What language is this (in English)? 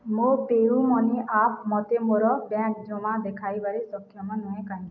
Odia